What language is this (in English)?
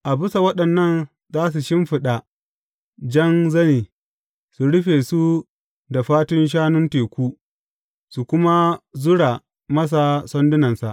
Hausa